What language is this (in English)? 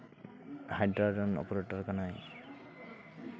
Santali